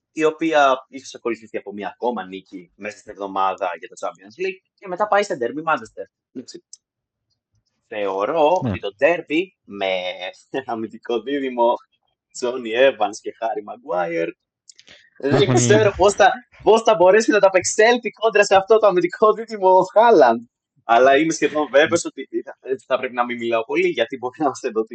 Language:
Greek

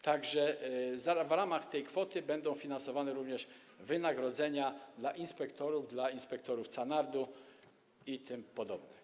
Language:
Polish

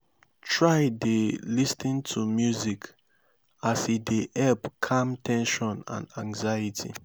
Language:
Nigerian Pidgin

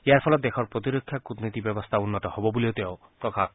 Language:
Assamese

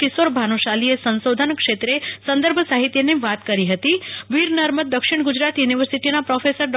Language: Gujarati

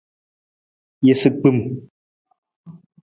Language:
Nawdm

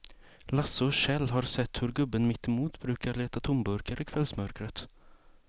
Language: Swedish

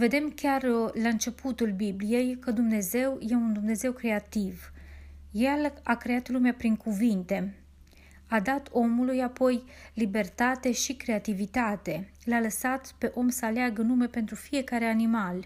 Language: Romanian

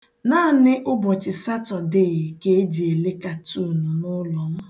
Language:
Igbo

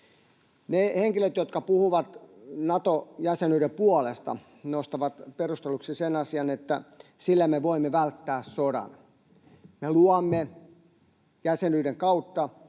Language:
Finnish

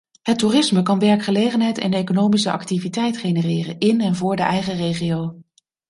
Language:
Dutch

